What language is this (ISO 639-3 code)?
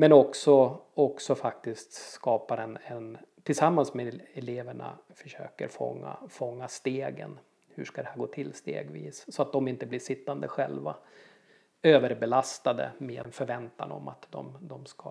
swe